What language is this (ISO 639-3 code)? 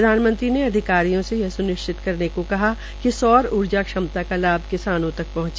hin